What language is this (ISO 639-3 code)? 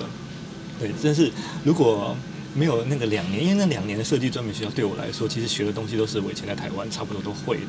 zho